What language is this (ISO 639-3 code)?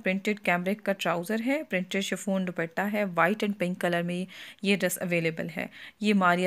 hin